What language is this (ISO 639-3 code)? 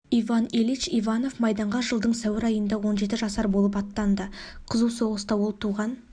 kaz